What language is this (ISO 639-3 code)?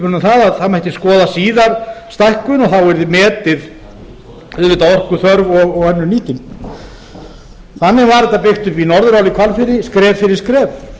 isl